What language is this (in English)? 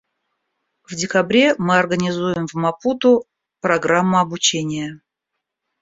Russian